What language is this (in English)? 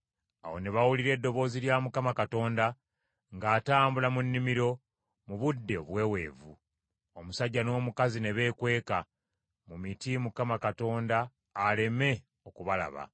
Ganda